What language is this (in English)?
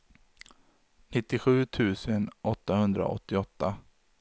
Swedish